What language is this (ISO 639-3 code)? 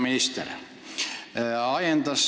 est